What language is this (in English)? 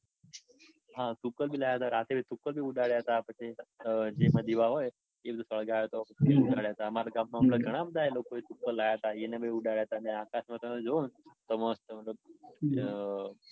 Gujarati